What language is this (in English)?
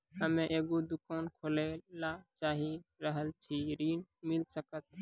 Maithili